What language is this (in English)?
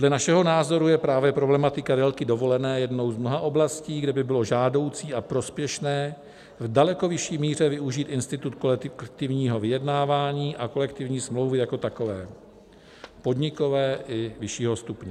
Czech